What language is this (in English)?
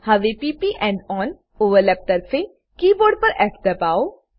Gujarati